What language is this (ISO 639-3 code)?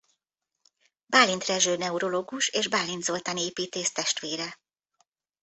hun